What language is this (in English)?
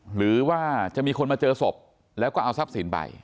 Thai